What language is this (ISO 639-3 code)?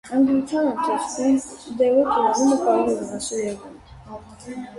hye